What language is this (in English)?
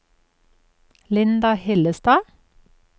Norwegian